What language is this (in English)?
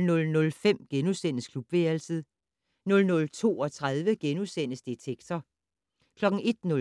Danish